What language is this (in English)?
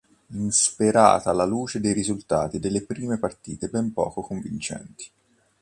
Italian